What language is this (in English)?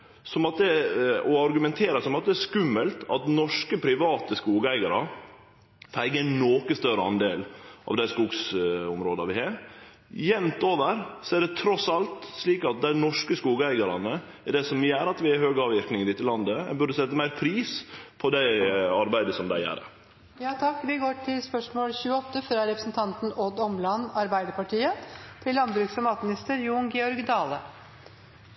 Norwegian Nynorsk